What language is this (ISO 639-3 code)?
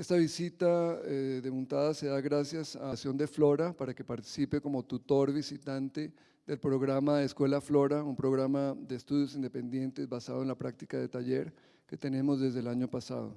spa